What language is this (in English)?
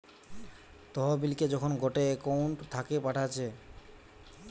Bangla